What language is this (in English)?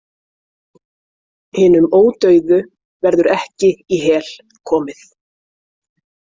Icelandic